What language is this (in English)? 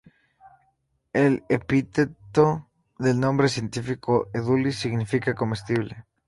Spanish